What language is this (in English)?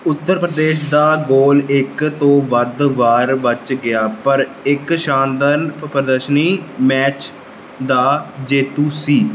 Punjabi